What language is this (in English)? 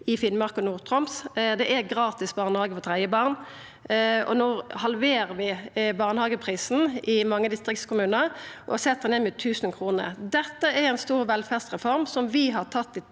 Norwegian